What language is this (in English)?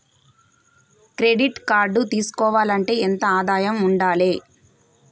Telugu